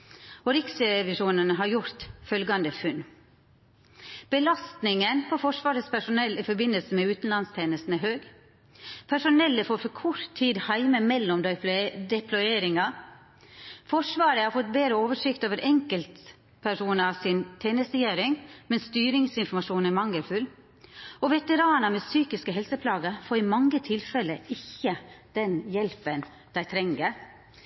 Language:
Norwegian Nynorsk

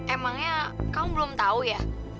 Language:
Indonesian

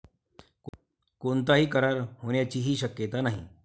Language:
Marathi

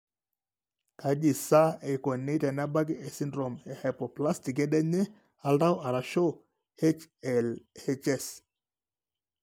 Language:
Masai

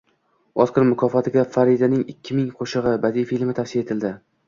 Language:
Uzbek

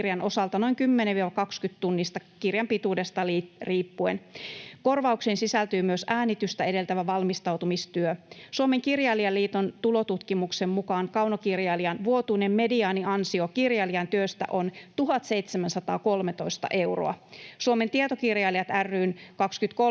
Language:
Finnish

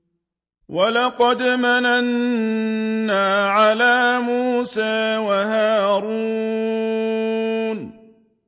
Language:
Arabic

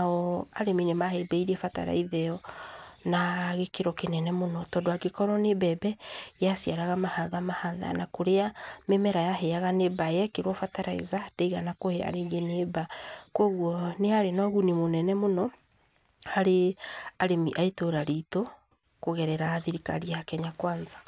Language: Kikuyu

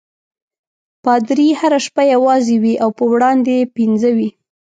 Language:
Pashto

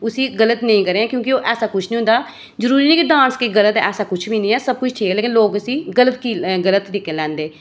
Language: Dogri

